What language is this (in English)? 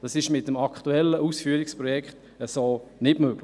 Swiss German